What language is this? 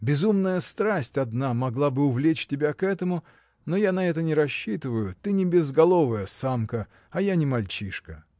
Russian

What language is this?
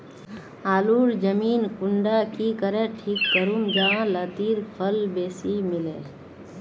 Magahi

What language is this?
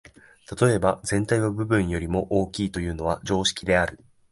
Japanese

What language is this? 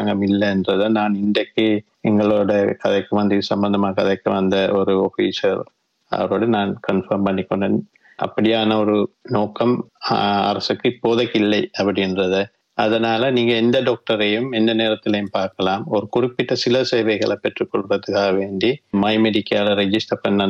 Tamil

